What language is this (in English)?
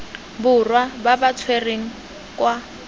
Tswana